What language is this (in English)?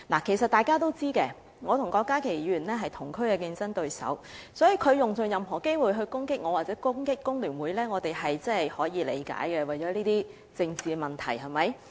Cantonese